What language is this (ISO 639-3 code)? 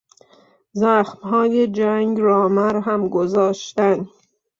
fas